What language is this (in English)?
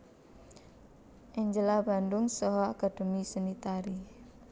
Javanese